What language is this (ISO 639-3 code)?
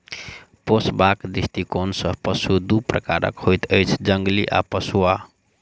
mai